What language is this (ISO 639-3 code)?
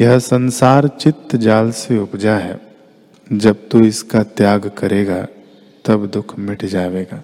hin